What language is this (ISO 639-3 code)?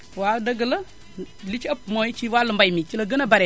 wol